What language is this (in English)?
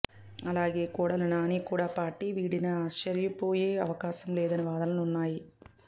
Telugu